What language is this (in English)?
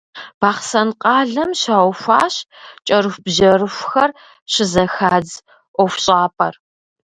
Kabardian